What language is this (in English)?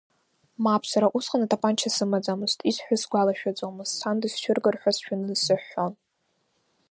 Abkhazian